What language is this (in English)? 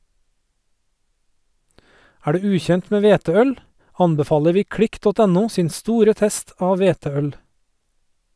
Norwegian